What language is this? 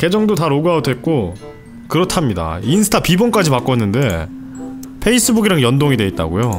Korean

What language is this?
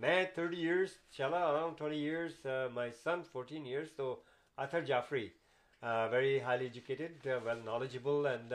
Urdu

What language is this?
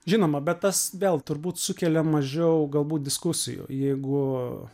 Lithuanian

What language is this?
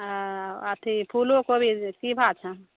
Maithili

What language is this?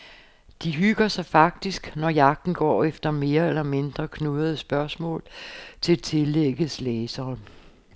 Danish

